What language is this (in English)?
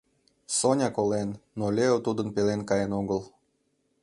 Mari